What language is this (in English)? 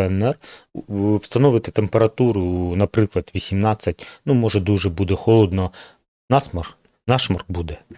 Ukrainian